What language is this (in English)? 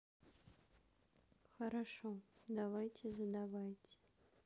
Russian